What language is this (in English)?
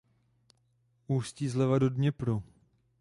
Czech